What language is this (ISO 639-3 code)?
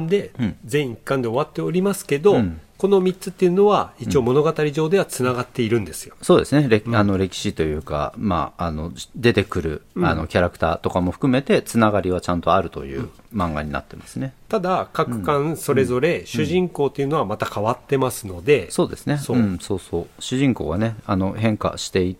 jpn